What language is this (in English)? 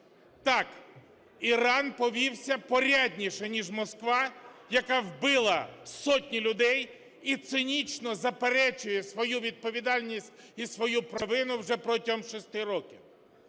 Ukrainian